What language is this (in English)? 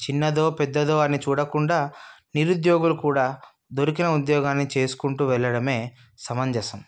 Telugu